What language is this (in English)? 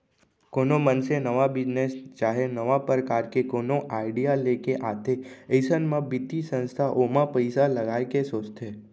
Chhattisgarhi